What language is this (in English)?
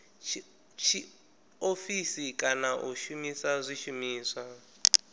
Venda